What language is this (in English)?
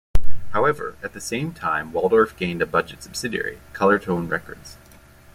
English